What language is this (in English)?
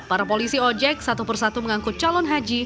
Indonesian